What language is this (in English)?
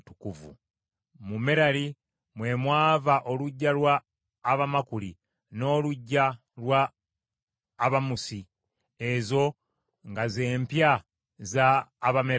Ganda